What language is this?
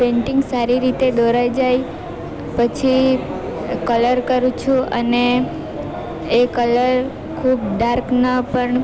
Gujarati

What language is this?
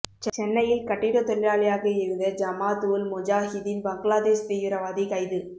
Tamil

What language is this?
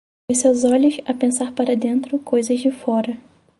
Portuguese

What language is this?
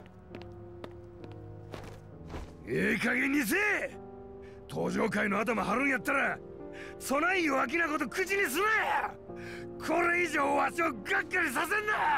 Japanese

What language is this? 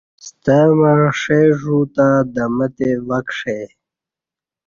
Kati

